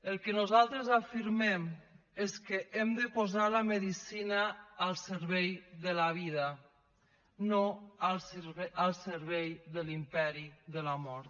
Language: Catalan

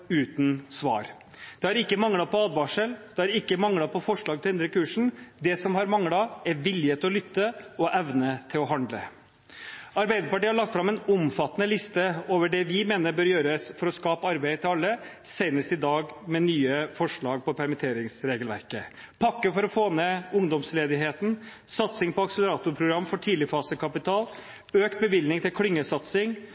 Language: Norwegian Bokmål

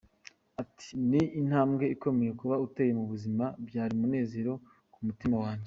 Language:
Kinyarwanda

